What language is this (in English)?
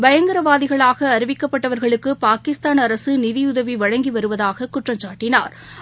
Tamil